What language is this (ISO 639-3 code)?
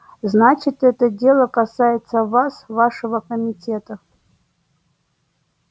rus